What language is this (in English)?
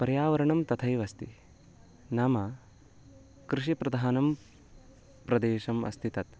Sanskrit